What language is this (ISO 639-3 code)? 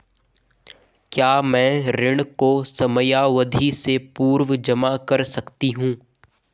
hin